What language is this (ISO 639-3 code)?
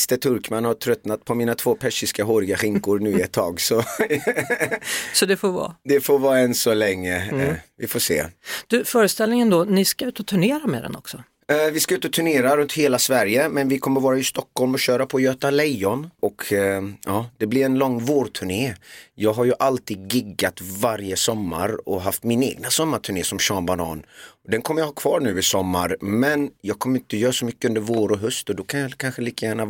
swe